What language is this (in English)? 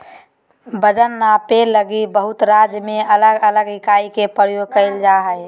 Magahi